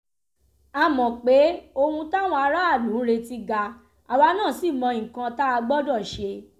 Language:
Yoruba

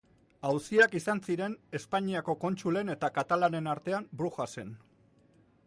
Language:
Basque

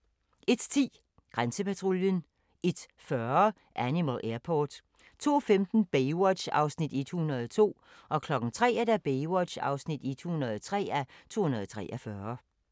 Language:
Danish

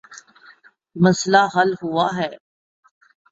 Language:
Urdu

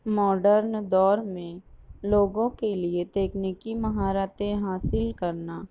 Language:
Urdu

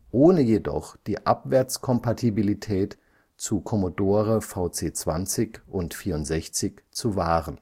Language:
German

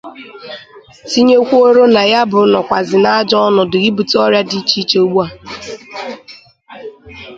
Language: Igbo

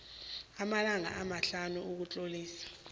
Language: South Ndebele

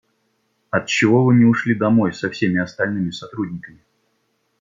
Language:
Russian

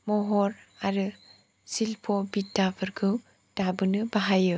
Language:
Bodo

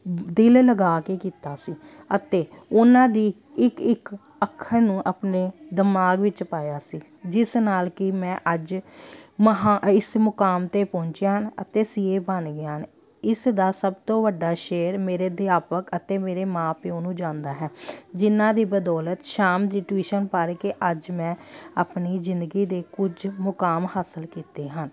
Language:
Punjabi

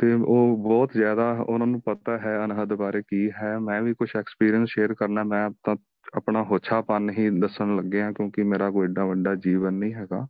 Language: Punjabi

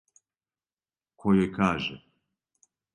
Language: Serbian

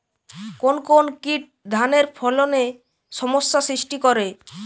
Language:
Bangla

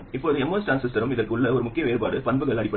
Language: Tamil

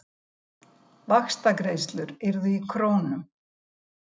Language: Icelandic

